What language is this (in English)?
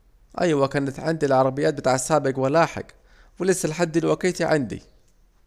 Saidi Arabic